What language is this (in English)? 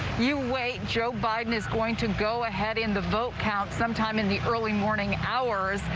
English